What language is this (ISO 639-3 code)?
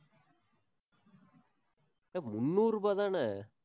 tam